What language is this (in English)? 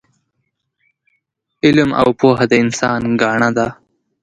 Pashto